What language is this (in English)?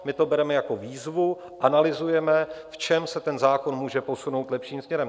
Czech